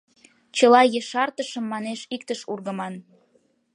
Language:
Mari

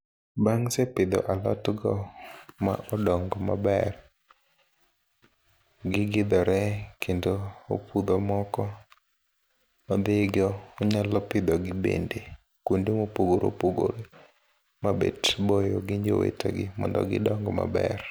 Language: Luo (Kenya and Tanzania)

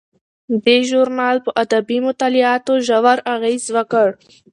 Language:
Pashto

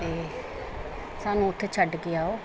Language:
Punjabi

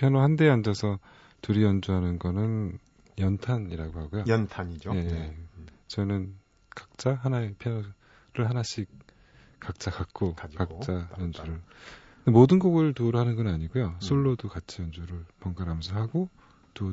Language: Korean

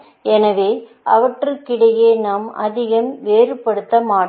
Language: Tamil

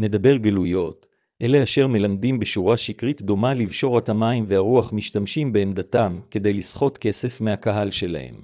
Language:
Hebrew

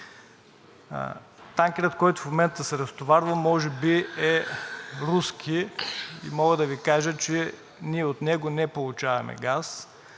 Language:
Bulgarian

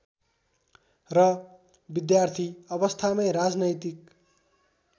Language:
Nepali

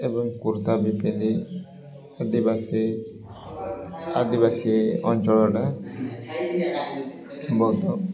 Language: Odia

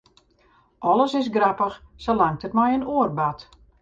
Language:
Western Frisian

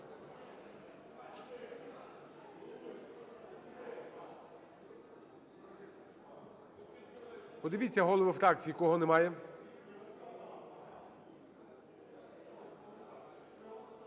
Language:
Ukrainian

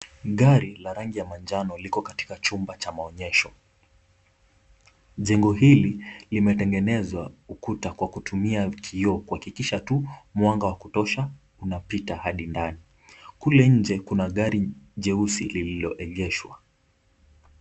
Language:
Swahili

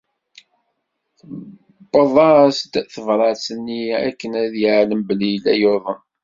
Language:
Kabyle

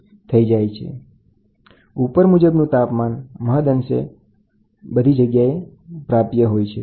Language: Gujarati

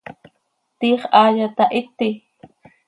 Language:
Seri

